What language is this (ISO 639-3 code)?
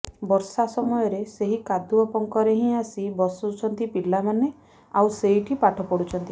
ori